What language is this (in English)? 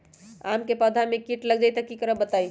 Magahi